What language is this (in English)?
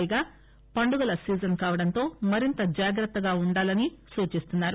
Telugu